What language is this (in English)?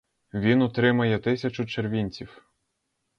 Ukrainian